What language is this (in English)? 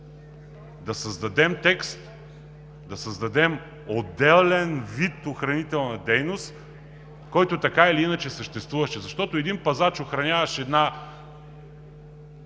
Bulgarian